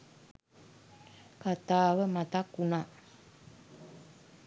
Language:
Sinhala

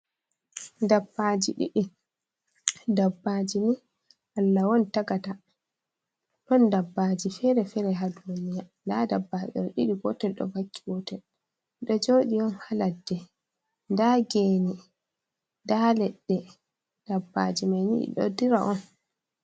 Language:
Fula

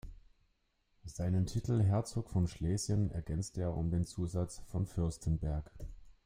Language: German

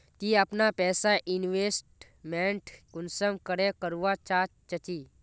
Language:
Magahi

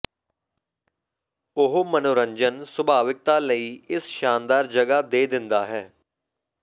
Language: Punjabi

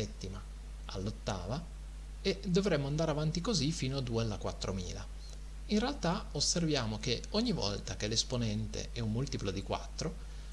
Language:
Italian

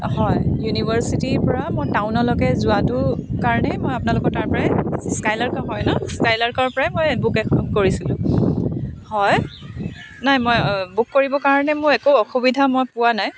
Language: Assamese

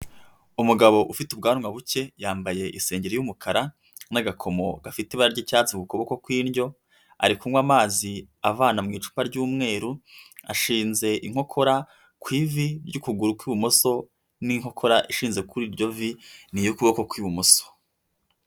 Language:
Kinyarwanda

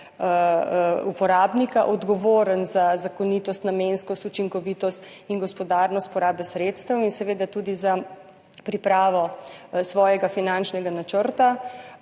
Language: Slovenian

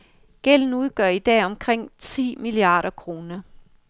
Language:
Danish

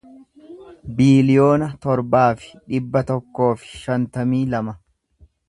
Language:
Oromo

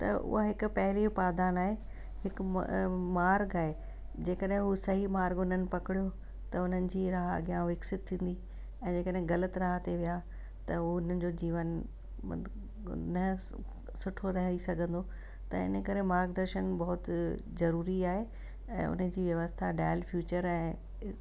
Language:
Sindhi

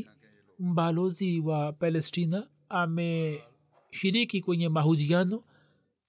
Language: Swahili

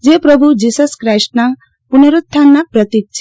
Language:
Gujarati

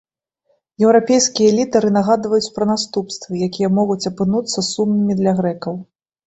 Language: Belarusian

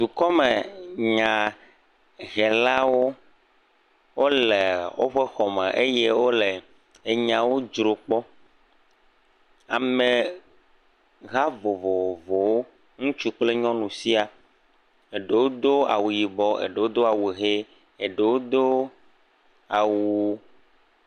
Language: Ewe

